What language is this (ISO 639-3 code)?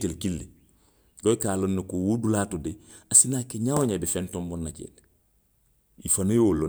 mlq